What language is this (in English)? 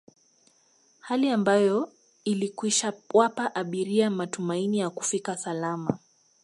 Swahili